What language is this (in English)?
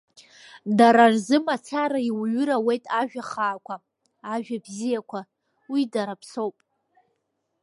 Abkhazian